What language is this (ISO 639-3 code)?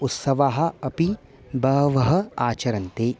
san